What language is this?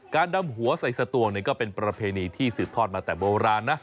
Thai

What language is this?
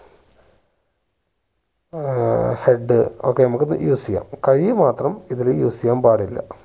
Malayalam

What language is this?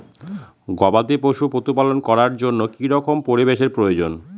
Bangla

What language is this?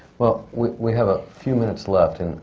English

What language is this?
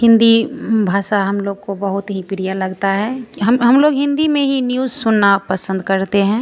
Hindi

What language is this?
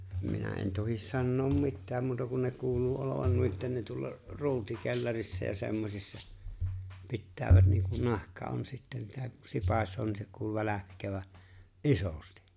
Finnish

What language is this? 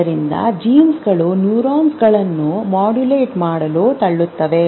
Kannada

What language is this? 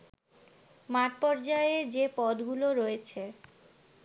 Bangla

